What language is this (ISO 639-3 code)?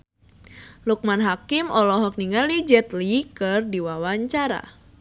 sun